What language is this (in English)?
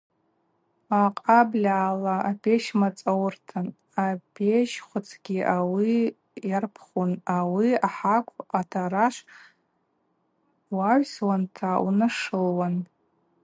Abaza